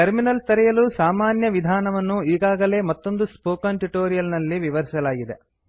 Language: Kannada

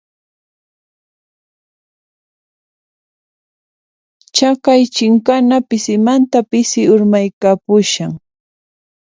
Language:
Puno Quechua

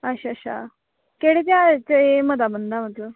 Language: Dogri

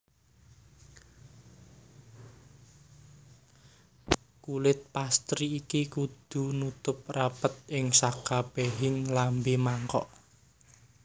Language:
Javanese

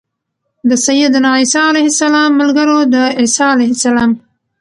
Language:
Pashto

